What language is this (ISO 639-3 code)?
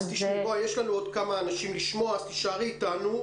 heb